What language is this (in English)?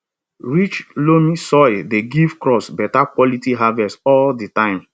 Nigerian Pidgin